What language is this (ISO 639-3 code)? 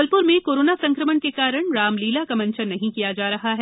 hin